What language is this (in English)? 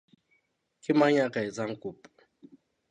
Southern Sotho